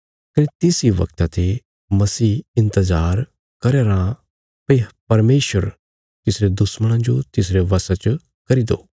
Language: Bilaspuri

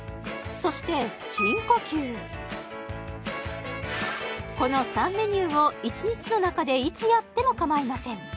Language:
Japanese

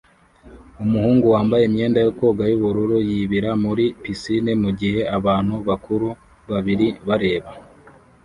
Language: Kinyarwanda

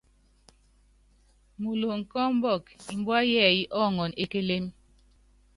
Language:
Yangben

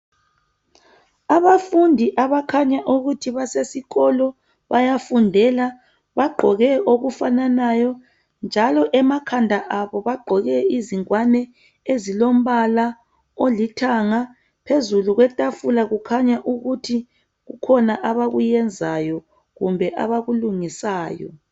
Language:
North Ndebele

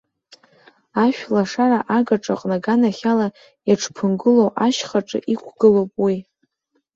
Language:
Abkhazian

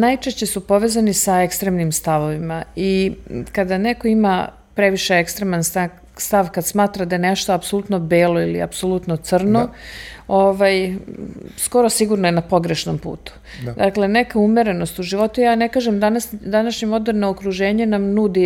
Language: Croatian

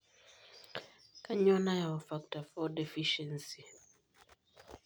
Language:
Masai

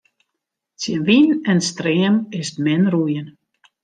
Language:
Western Frisian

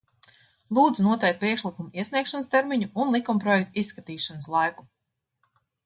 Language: Latvian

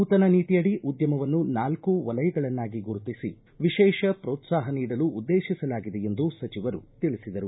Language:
Kannada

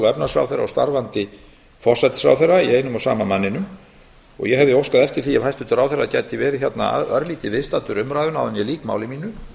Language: Icelandic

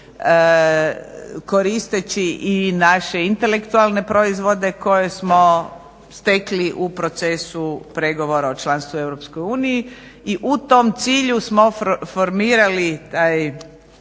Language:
Croatian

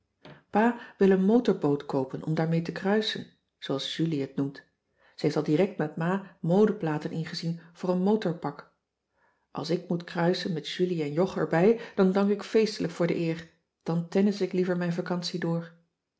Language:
Dutch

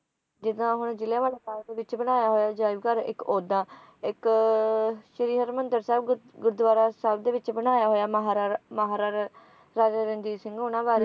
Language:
Punjabi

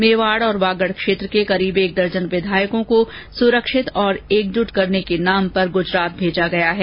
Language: Hindi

